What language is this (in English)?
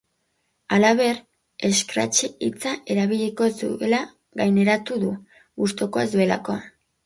Basque